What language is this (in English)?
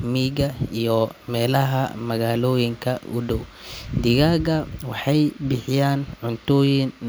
Somali